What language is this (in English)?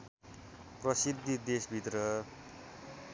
Nepali